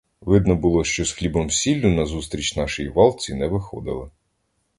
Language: Ukrainian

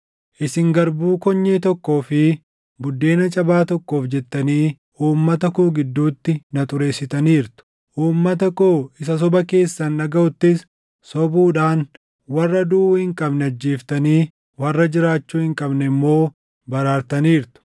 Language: Oromo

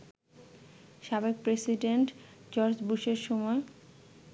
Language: Bangla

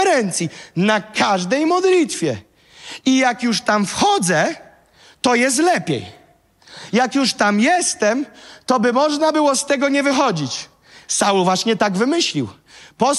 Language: Polish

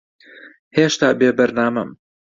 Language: Central Kurdish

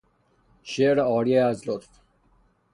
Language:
Persian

